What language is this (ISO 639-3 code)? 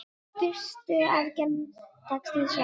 isl